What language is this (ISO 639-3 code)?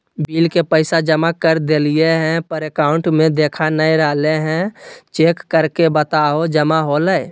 mag